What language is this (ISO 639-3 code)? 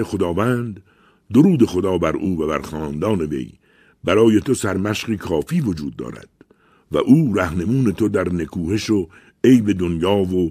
fas